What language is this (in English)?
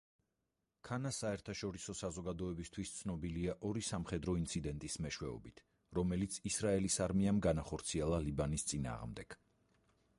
Georgian